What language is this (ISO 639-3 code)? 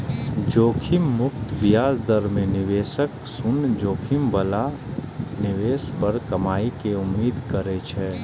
mai